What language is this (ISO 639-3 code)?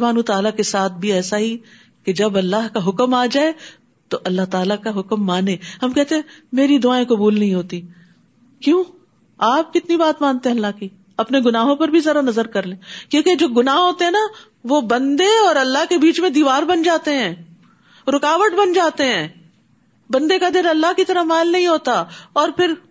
urd